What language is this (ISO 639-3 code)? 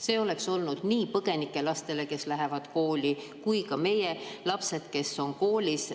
est